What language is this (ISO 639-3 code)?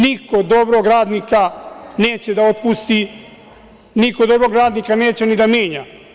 srp